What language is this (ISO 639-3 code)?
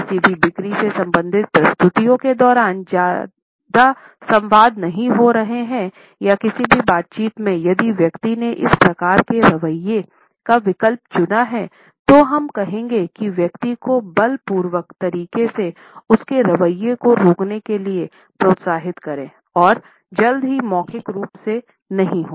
hin